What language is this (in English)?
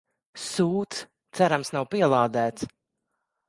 Latvian